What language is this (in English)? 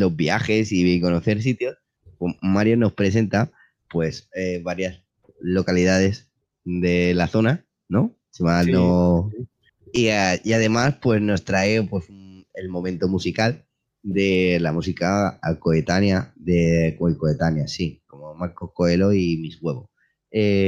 Spanish